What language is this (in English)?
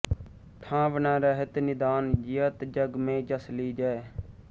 Punjabi